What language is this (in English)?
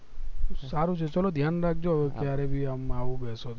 Gujarati